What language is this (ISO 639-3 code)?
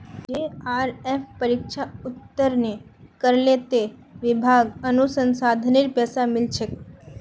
mag